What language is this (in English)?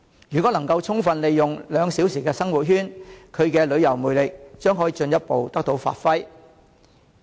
Cantonese